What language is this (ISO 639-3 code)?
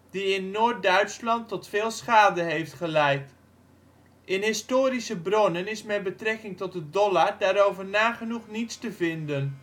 nld